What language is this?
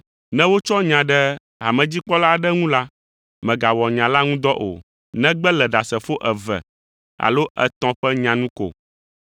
Ewe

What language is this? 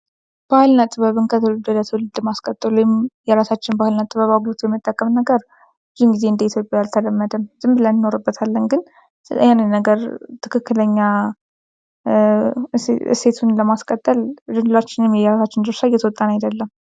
Amharic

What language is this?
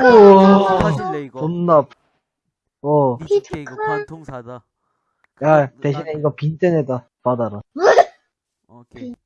Korean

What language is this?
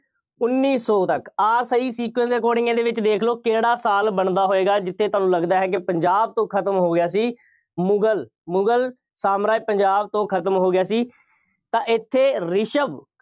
Punjabi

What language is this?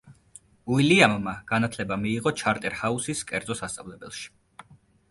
Georgian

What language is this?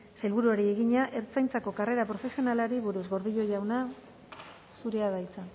Basque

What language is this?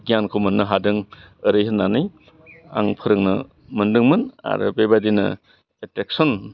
Bodo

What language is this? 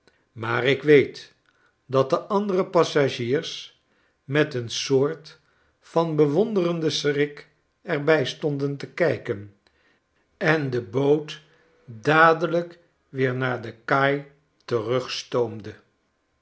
Dutch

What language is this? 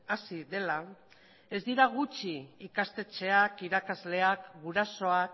Basque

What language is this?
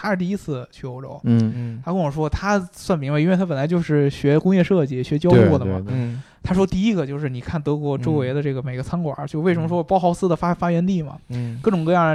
Chinese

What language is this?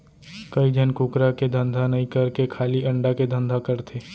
Chhattisgarhi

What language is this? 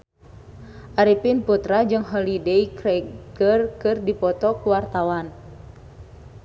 Sundanese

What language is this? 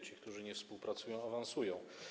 Polish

